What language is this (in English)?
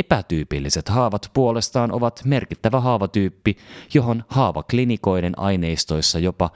Finnish